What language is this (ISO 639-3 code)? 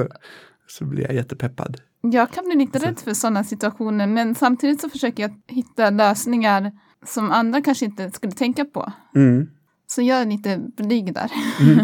swe